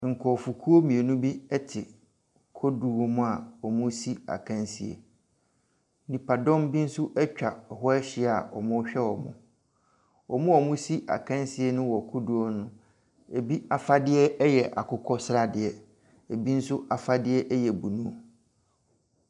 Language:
Akan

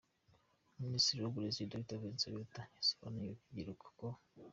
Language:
Kinyarwanda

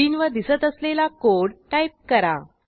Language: Marathi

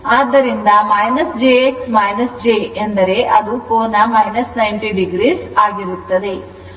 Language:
Kannada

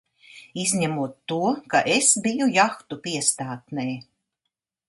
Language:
Latvian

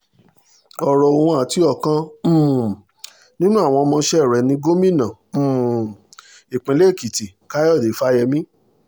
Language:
Yoruba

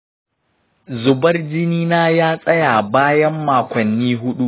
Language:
Hausa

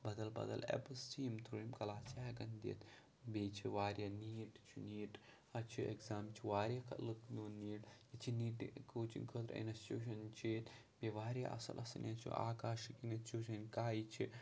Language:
Kashmiri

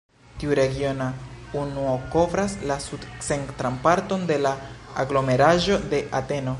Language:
Esperanto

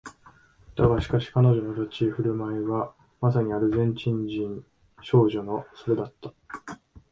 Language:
Japanese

